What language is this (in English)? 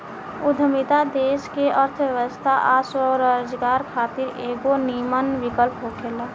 Bhojpuri